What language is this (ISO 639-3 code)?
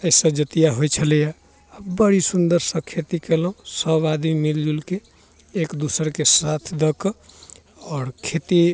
mai